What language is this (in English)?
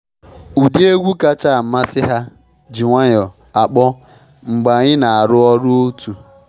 Igbo